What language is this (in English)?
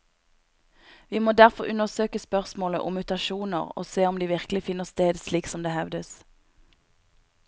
Norwegian